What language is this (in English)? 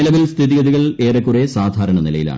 Malayalam